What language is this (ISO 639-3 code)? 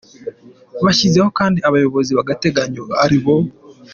kin